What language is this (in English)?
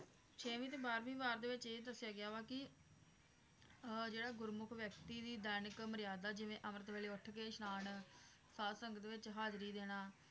Punjabi